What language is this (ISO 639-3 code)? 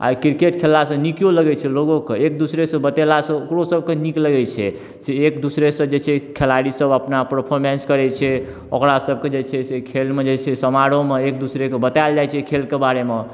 mai